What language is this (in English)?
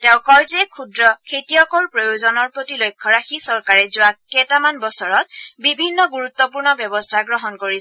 Assamese